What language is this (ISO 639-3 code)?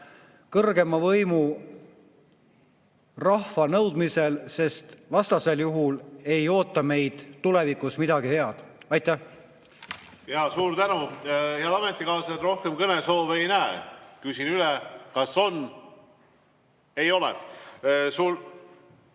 est